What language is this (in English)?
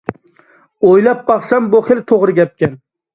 Uyghur